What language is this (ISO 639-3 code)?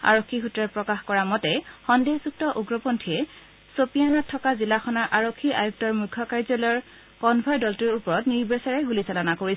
asm